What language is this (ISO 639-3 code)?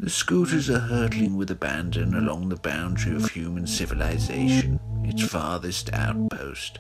eng